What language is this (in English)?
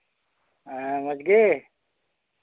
Santali